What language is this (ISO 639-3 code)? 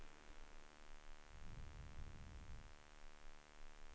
swe